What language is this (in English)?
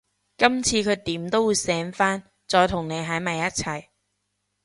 Cantonese